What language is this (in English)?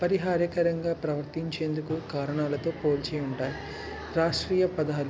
Telugu